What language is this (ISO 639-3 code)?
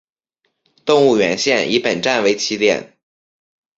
zho